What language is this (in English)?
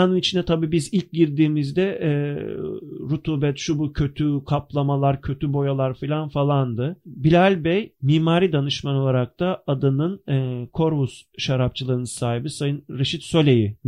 Turkish